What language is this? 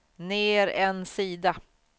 Swedish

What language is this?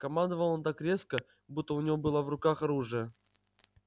Russian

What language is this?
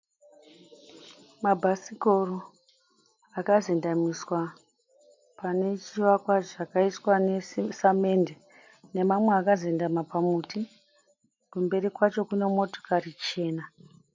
Shona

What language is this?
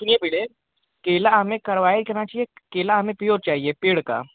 Hindi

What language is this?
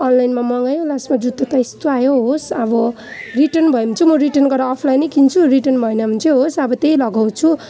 Nepali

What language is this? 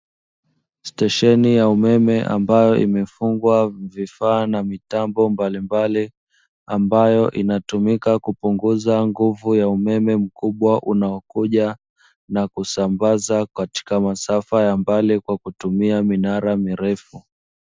Swahili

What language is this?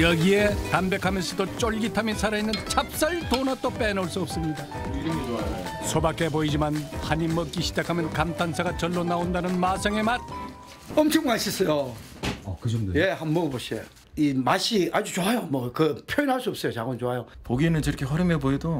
Korean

